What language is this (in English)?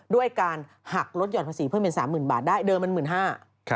Thai